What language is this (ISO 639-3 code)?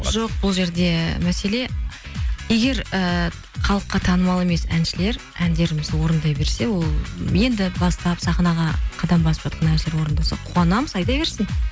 kaz